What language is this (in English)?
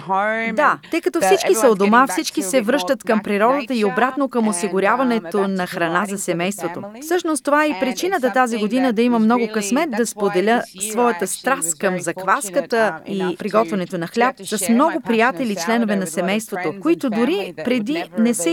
Bulgarian